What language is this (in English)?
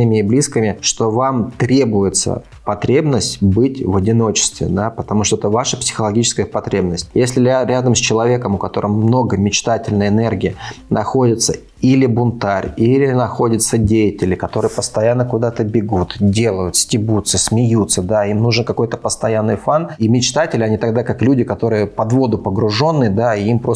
Russian